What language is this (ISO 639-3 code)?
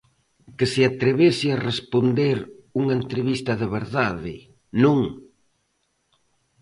glg